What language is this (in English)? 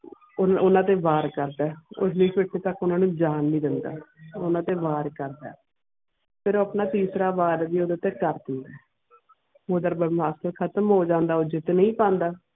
Punjabi